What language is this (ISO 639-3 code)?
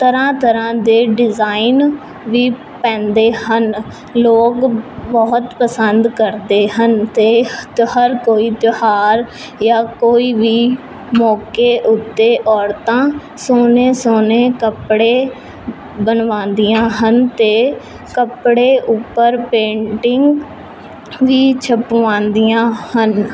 pan